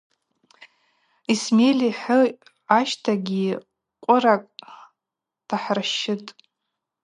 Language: Abaza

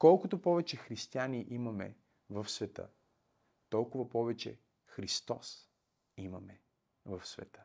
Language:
Bulgarian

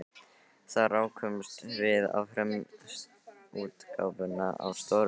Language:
Icelandic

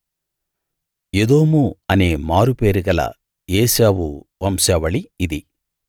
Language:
Telugu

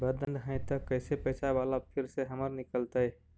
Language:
Magahi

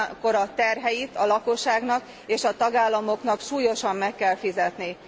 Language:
Hungarian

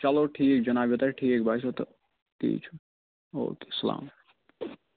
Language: Kashmiri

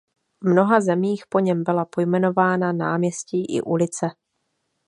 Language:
Czech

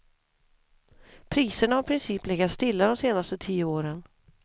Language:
Swedish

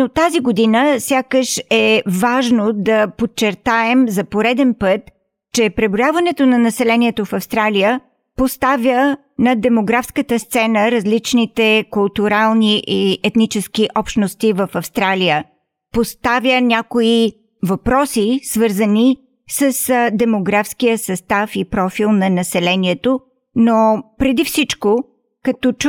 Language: Bulgarian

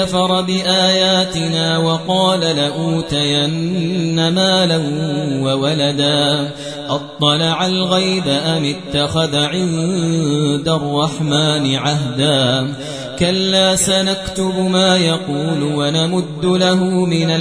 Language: Arabic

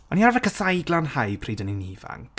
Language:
Welsh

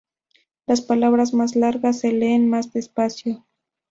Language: Spanish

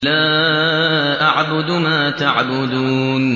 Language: Arabic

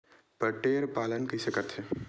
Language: Chhattisgarhi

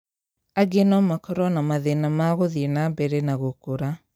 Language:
Kikuyu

